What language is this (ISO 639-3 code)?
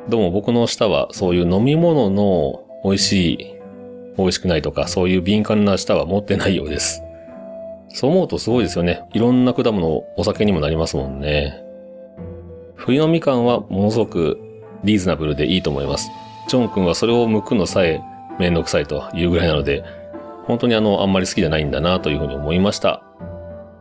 jpn